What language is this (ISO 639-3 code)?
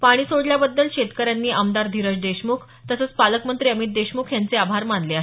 mar